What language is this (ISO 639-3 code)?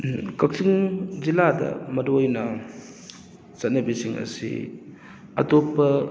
mni